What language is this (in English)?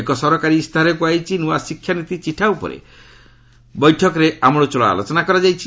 Odia